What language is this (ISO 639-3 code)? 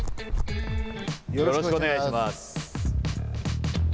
jpn